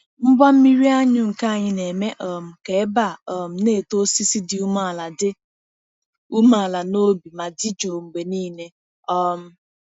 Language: Igbo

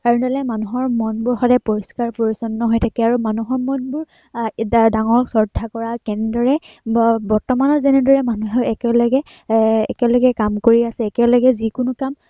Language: Assamese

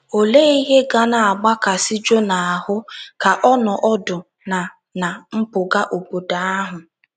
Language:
Igbo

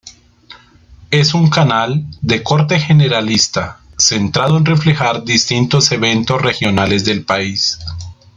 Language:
Spanish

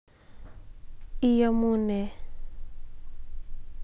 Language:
Kalenjin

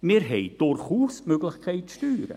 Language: Swiss German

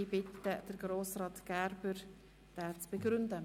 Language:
Swiss German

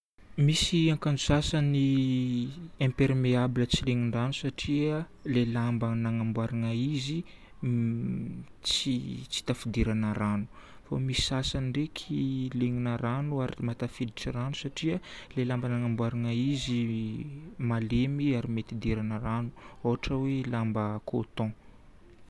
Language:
Northern Betsimisaraka Malagasy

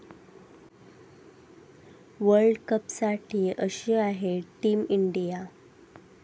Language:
Marathi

